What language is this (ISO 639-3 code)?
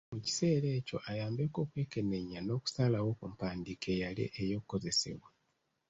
lug